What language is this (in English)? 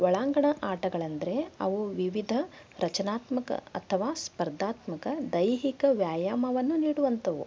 Kannada